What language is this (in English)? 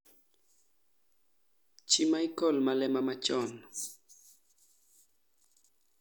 Luo (Kenya and Tanzania)